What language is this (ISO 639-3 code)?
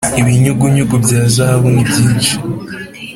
kin